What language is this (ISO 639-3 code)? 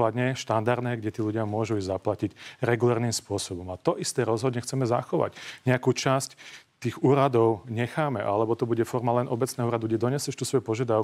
slk